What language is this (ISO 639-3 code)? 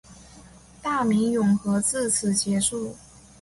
zho